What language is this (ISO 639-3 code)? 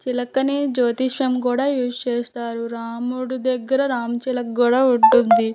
tel